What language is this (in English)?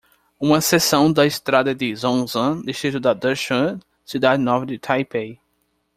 Portuguese